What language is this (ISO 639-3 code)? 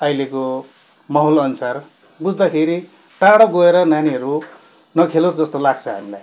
nep